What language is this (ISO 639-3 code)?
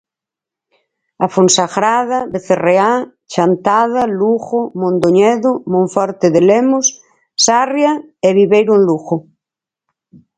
glg